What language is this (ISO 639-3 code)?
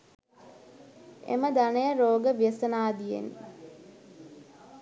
sin